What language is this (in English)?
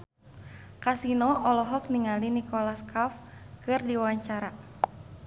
Sundanese